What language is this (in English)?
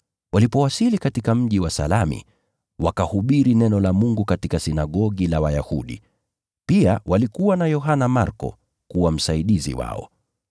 Swahili